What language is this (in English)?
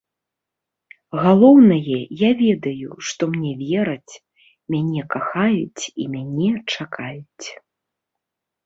Belarusian